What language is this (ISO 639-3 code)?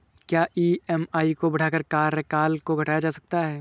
hin